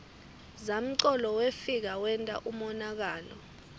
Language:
Swati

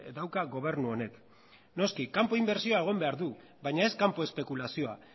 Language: Basque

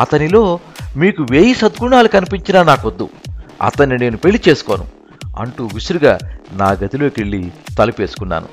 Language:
Telugu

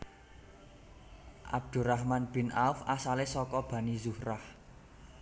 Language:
Javanese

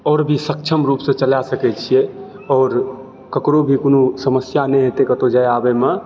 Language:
Maithili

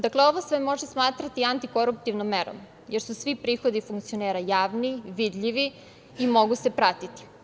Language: Serbian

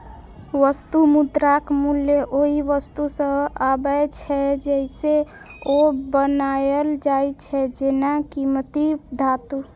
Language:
Maithili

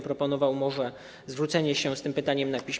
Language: Polish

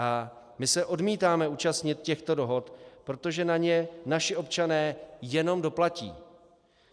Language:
Czech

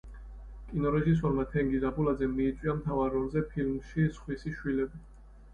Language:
Georgian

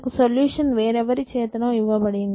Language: Telugu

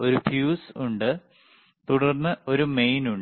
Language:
Malayalam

